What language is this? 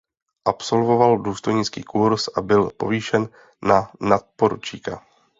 Czech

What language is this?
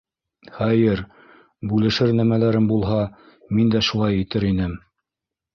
Bashkir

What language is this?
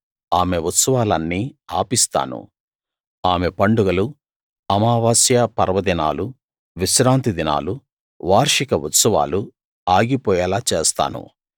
Telugu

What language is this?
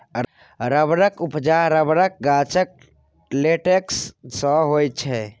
Maithili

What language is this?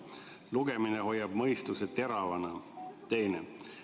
Estonian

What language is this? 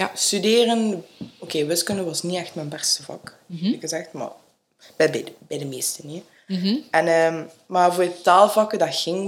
Dutch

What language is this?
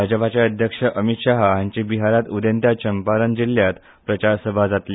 Konkani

